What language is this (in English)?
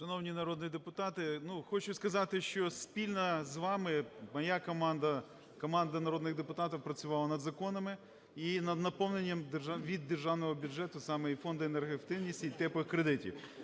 Ukrainian